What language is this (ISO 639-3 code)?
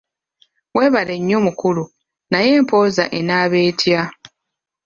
lug